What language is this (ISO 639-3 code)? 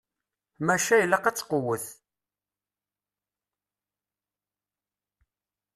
kab